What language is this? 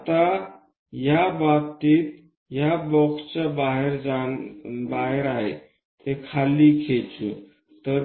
Marathi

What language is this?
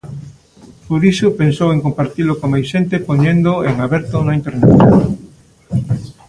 Galician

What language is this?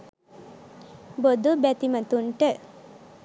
Sinhala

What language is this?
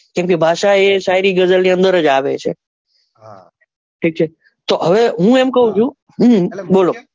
Gujarati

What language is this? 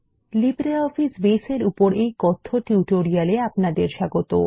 Bangla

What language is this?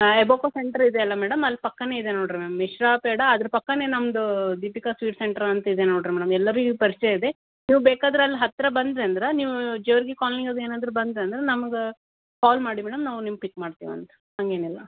Kannada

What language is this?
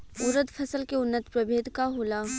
Bhojpuri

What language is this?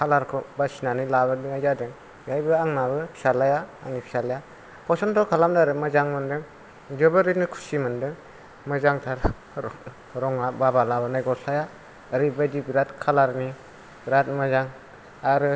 Bodo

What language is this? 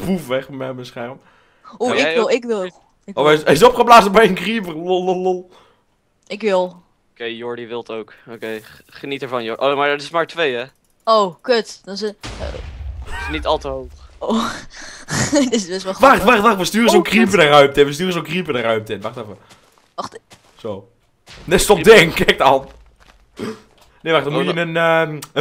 Dutch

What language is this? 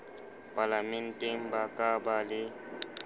Southern Sotho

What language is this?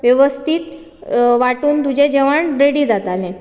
Konkani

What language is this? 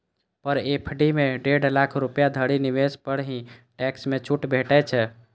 Maithili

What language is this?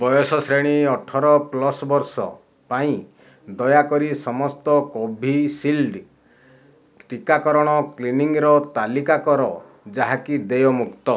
Odia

